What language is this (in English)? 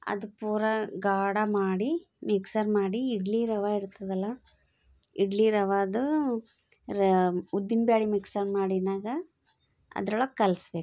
Kannada